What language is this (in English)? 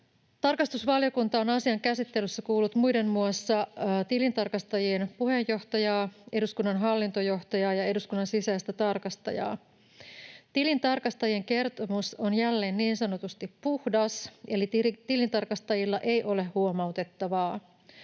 Finnish